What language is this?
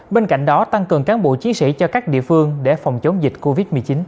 Vietnamese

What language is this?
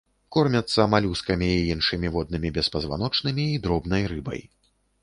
Belarusian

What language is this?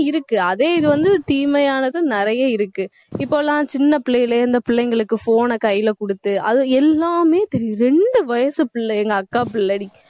Tamil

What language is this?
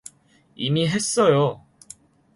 Korean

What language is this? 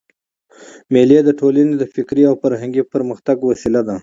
Pashto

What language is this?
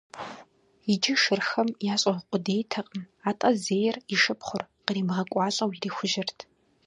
Kabardian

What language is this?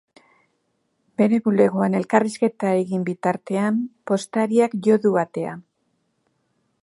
Basque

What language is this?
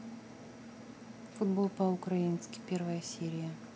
Russian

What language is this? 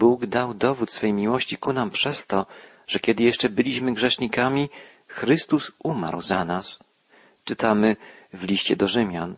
Polish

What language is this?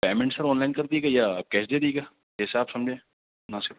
Urdu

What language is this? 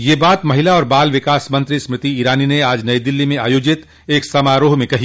Hindi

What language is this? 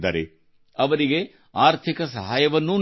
Kannada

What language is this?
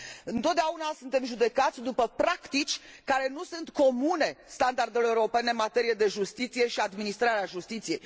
Romanian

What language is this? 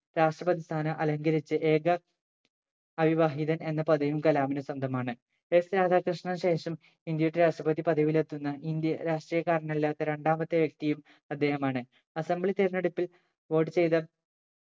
Malayalam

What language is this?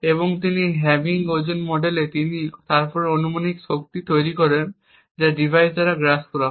Bangla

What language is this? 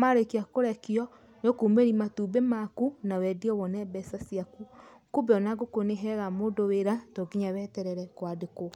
Kikuyu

